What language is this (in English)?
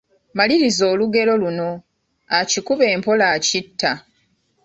Ganda